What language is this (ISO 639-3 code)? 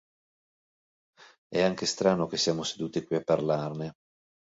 ita